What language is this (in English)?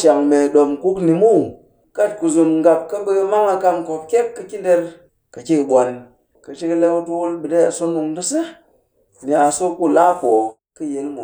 Cakfem-Mushere